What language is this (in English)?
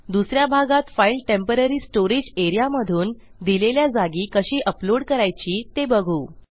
Marathi